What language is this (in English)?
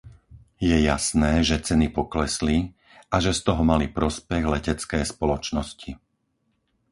Slovak